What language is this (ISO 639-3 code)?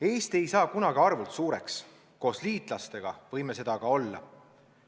est